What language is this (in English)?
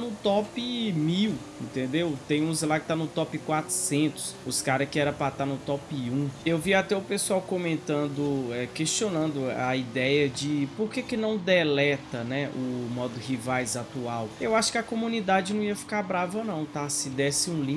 Portuguese